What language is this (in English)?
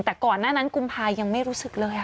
Thai